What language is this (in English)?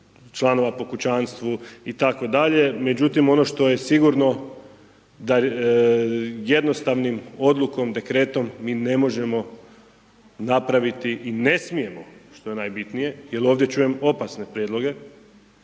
Croatian